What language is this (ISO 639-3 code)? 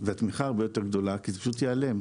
heb